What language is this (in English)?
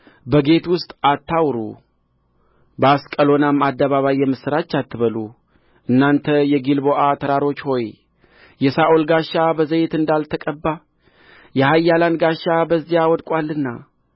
Amharic